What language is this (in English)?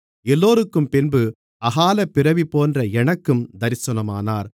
Tamil